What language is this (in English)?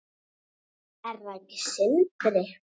Icelandic